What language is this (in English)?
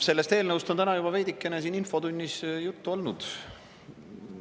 Estonian